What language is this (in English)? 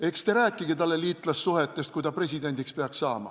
Estonian